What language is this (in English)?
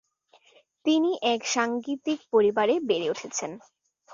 Bangla